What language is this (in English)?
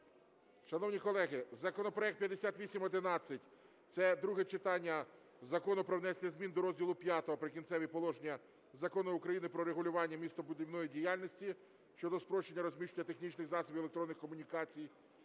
Ukrainian